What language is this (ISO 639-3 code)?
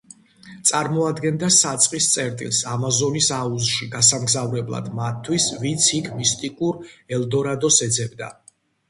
kat